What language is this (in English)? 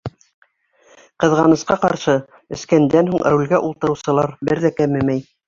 Bashkir